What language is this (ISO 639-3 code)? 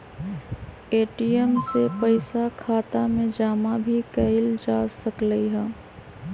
mag